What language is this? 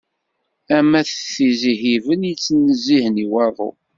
Kabyle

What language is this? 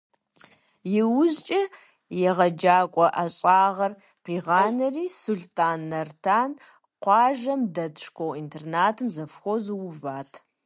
Kabardian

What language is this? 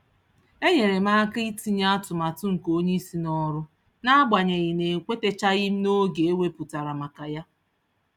Igbo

